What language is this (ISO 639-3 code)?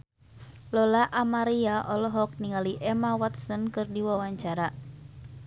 sun